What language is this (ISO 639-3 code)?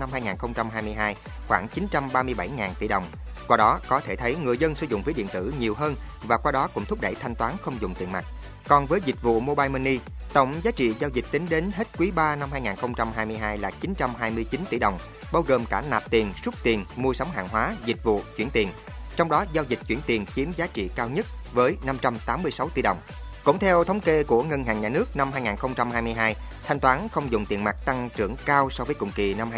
vie